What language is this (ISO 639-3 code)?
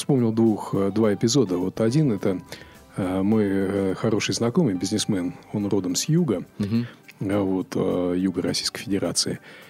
rus